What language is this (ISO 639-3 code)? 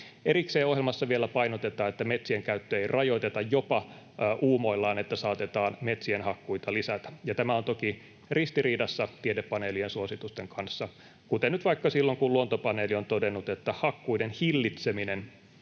fin